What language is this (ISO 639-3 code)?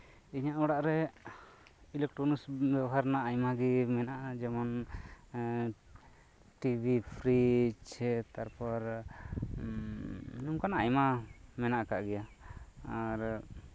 sat